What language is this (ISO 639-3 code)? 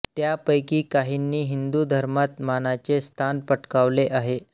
mar